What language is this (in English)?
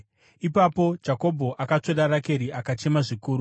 Shona